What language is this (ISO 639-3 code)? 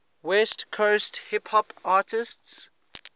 eng